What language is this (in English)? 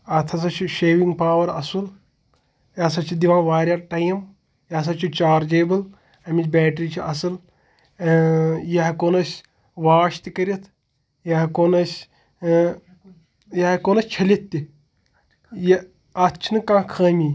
Kashmiri